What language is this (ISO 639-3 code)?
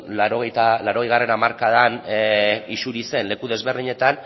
eus